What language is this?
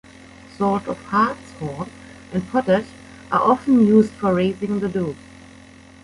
English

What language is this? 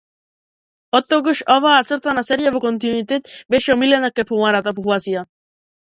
Macedonian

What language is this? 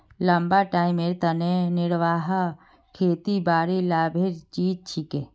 Magahi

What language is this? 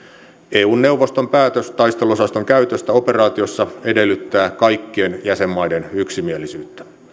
Finnish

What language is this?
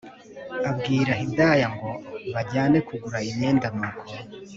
Kinyarwanda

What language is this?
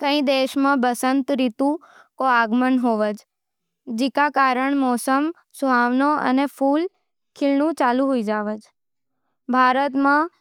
Nimadi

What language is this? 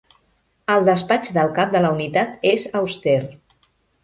Catalan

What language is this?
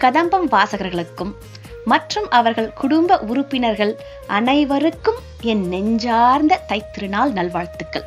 Tamil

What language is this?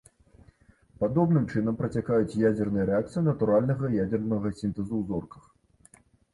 Belarusian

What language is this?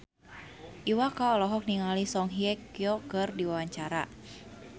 Sundanese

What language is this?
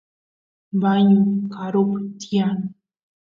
Santiago del Estero Quichua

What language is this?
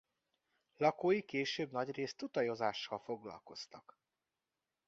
Hungarian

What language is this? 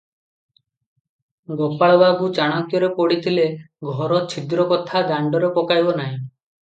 Odia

